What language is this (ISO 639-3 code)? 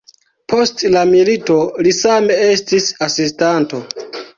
epo